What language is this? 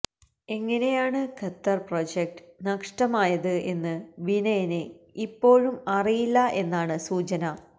Malayalam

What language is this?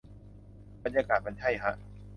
Thai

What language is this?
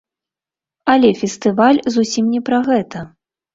Belarusian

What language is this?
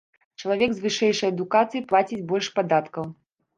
Belarusian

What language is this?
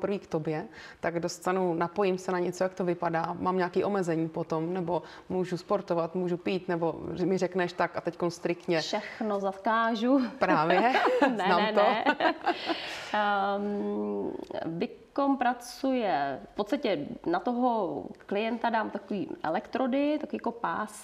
Czech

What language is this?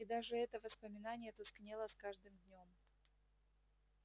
Russian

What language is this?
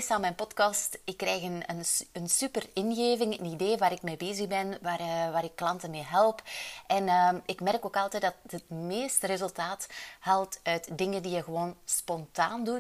Dutch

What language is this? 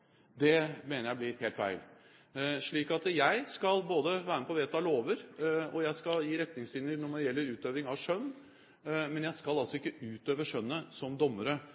Norwegian Bokmål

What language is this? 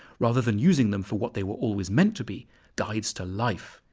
English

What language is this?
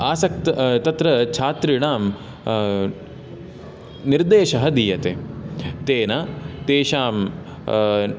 Sanskrit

